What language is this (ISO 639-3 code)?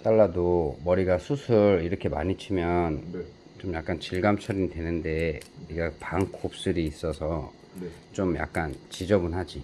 kor